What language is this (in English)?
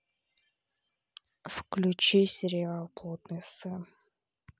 Russian